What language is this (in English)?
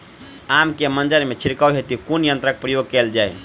Maithili